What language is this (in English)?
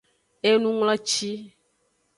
Aja (Benin)